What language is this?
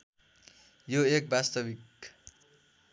Nepali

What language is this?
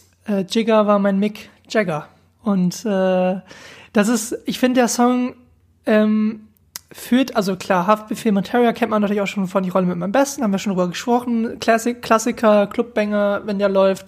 German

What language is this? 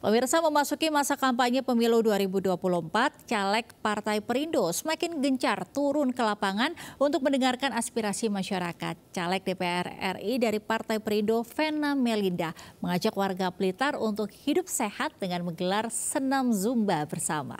Indonesian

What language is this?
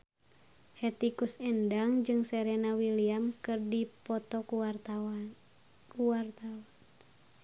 Sundanese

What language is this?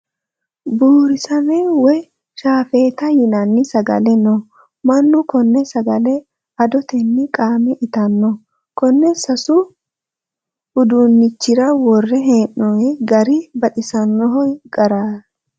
Sidamo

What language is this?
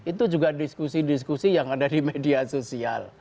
Indonesian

